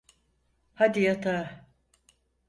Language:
Turkish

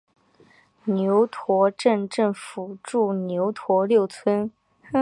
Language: Chinese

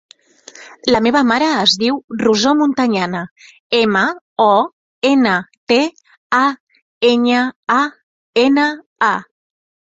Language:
Catalan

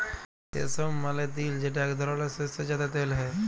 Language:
Bangla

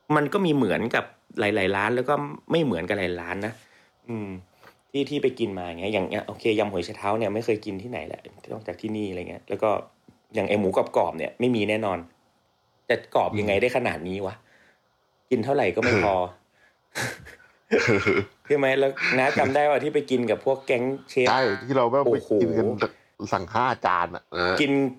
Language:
Thai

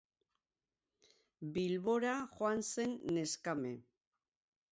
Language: Basque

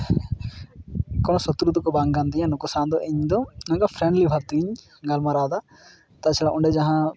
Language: Santali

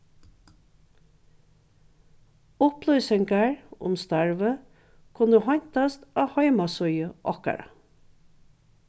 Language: Faroese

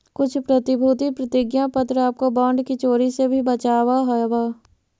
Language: Magahi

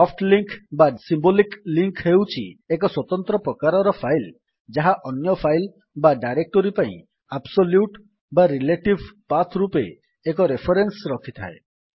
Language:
Odia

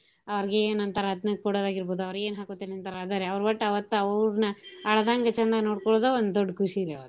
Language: Kannada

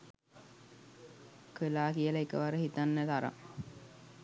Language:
Sinhala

